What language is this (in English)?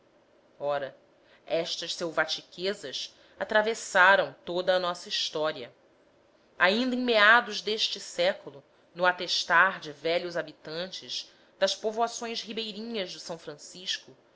Portuguese